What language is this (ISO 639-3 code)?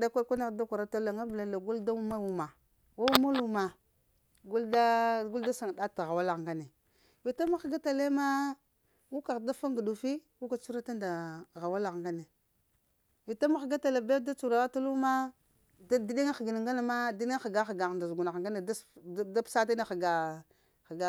hia